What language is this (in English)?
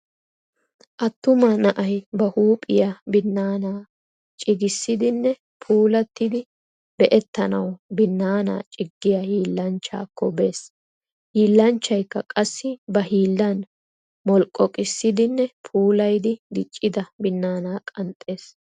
Wolaytta